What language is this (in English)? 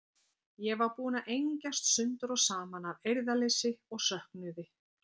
Icelandic